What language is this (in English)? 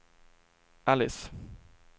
Swedish